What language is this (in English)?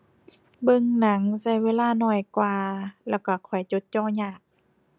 Thai